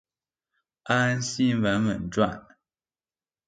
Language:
Chinese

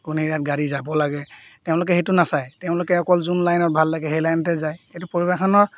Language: Assamese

